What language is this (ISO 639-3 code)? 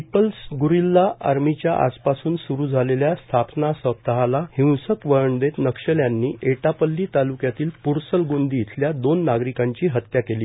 mar